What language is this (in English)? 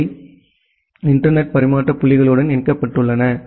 Tamil